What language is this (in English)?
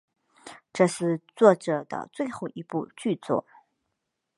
Chinese